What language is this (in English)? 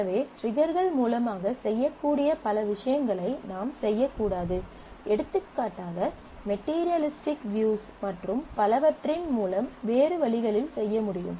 Tamil